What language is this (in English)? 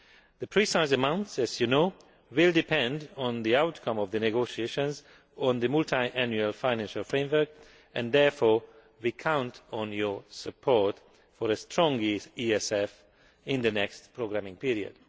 English